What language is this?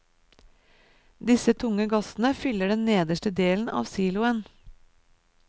Norwegian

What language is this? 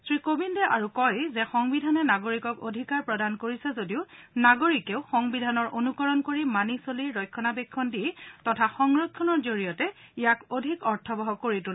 Assamese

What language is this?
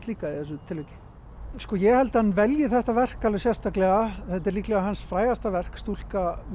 Icelandic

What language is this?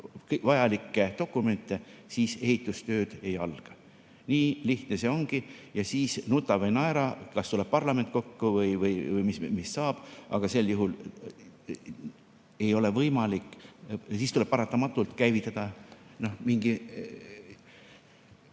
Estonian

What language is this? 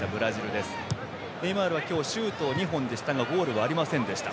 Japanese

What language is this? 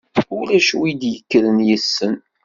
Kabyle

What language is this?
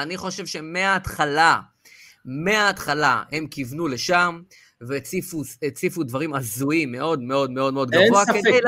Hebrew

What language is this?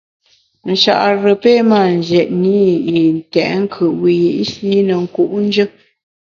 Bamun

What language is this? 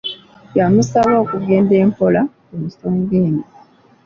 Ganda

